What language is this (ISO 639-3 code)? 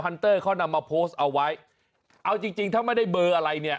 tha